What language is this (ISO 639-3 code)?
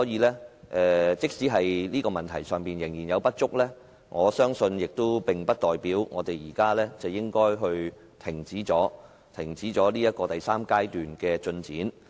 yue